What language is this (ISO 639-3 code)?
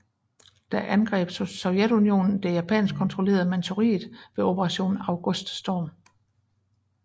dan